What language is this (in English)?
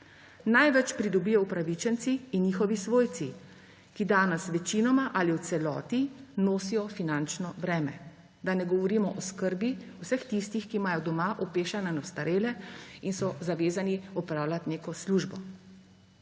Slovenian